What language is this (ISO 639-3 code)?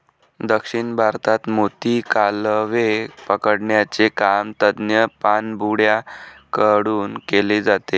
mar